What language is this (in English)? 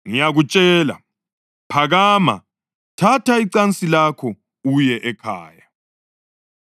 North Ndebele